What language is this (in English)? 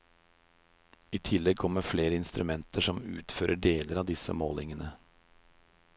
Norwegian